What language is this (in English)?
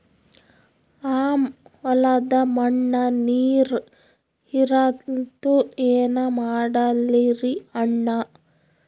Kannada